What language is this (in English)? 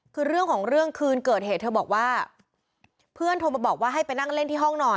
Thai